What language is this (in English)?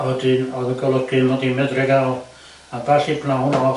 Welsh